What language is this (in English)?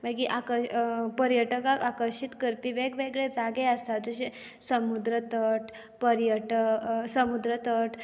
Konkani